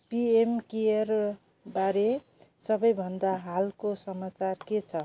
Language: Nepali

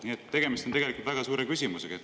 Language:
Estonian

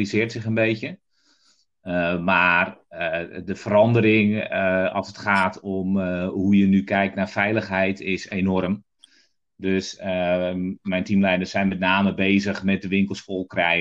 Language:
Dutch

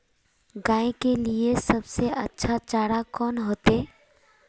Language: Magahi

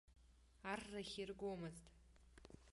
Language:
Abkhazian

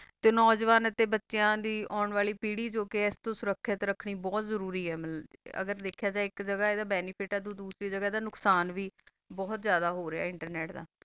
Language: Punjabi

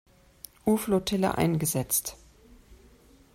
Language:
German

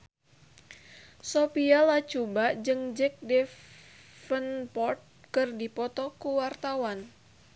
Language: Sundanese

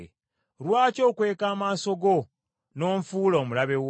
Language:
Ganda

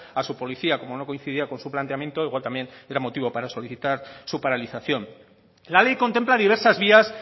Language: Spanish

